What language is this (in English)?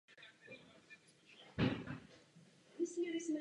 Czech